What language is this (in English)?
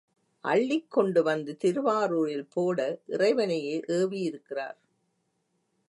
Tamil